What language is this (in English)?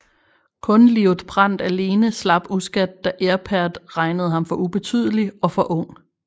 Danish